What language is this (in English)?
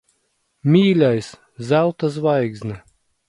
Latvian